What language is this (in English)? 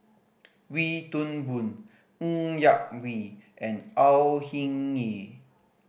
English